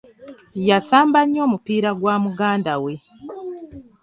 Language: Ganda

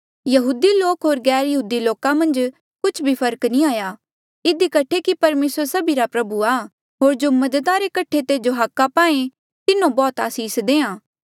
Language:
Mandeali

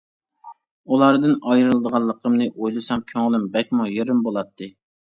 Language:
Uyghur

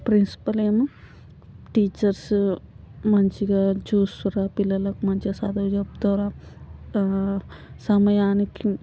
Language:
Telugu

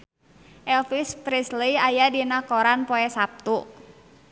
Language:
Sundanese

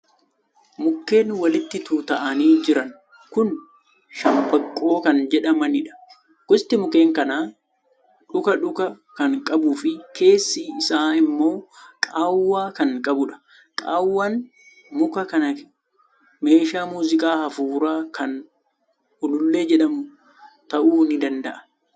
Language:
Oromo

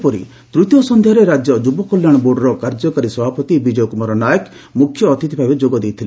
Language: Odia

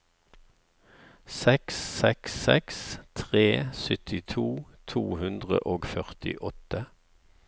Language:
Norwegian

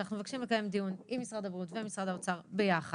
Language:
Hebrew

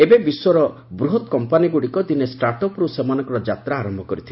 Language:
Odia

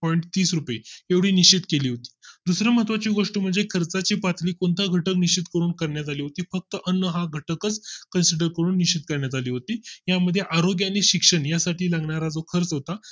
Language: Marathi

